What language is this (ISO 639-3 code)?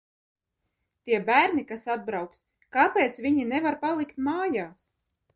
lav